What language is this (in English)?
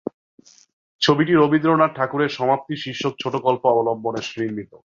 Bangla